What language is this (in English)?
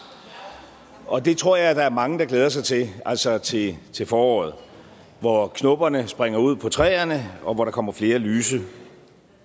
Danish